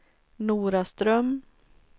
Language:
Swedish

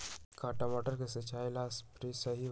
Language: Magahi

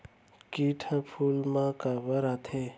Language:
Chhattisgarhi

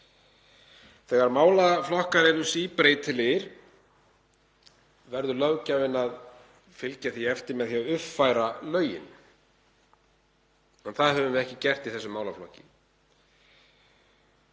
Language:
Icelandic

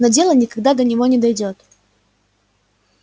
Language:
Russian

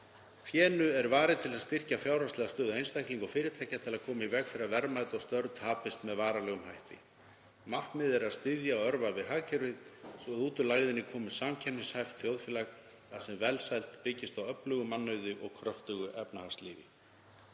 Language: Icelandic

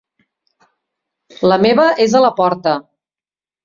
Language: Catalan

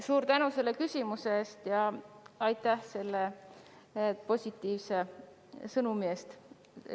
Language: Estonian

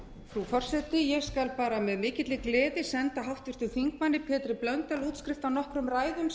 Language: Icelandic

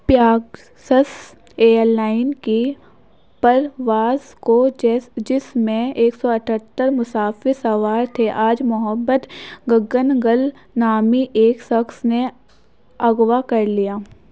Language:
Urdu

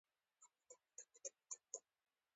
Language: Pashto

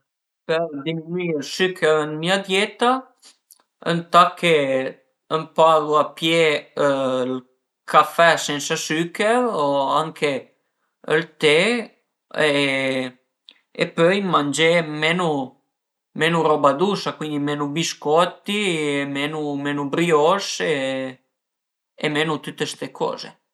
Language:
Piedmontese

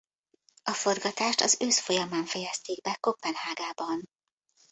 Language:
Hungarian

